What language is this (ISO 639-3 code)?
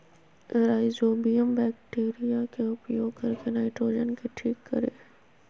mag